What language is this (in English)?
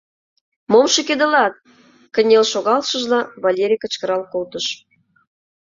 Mari